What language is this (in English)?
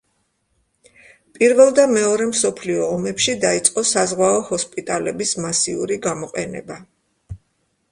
Georgian